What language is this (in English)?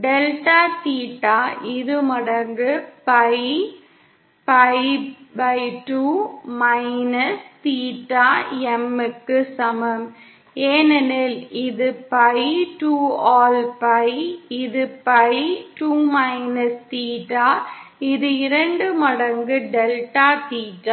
Tamil